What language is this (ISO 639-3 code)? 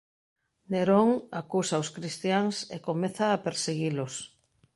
glg